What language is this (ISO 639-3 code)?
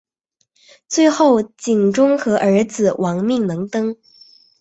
zho